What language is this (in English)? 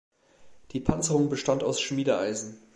German